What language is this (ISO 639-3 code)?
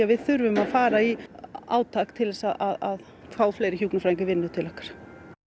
isl